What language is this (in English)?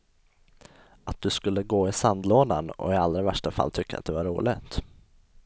Swedish